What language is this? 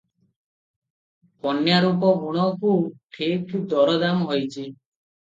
Odia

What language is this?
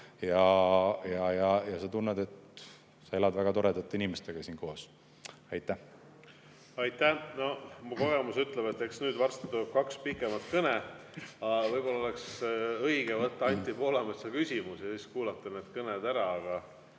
Estonian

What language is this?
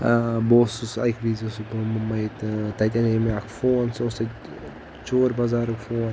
Kashmiri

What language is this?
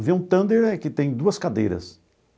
Portuguese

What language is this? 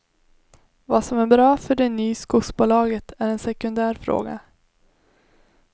Swedish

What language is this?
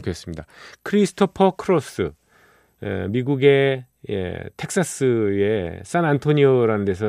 Korean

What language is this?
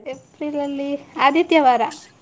Kannada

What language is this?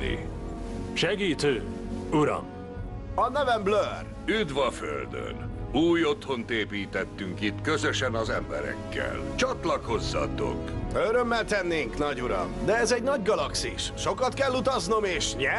Hungarian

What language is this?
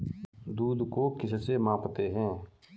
Hindi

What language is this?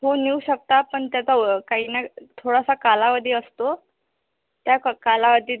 Marathi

